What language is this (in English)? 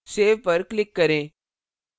Hindi